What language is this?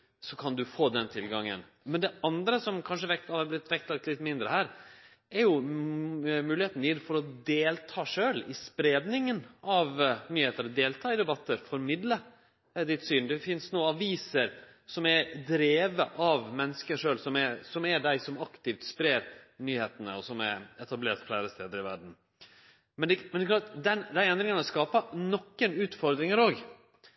Norwegian Nynorsk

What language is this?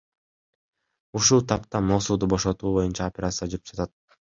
Kyrgyz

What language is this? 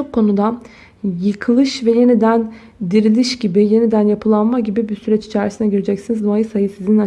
Turkish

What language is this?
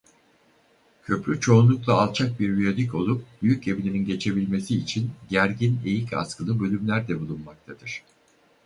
Turkish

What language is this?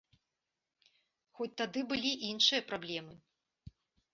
Belarusian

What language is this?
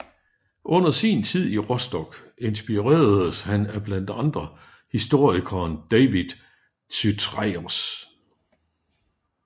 Danish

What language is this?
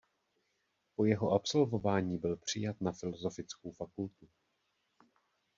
Czech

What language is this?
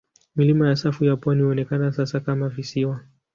Swahili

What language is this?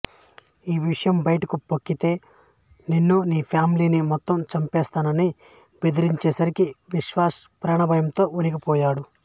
Telugu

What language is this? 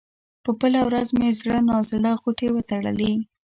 Pashto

